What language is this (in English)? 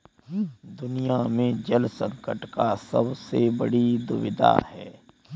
Hindi